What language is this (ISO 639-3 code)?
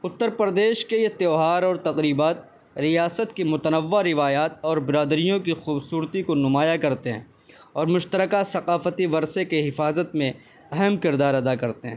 urd